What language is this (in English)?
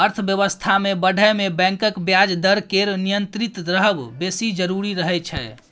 Maithili